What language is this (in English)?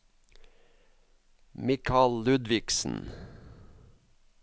Norwegian